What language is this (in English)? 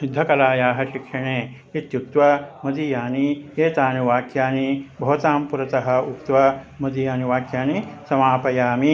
Sanskrit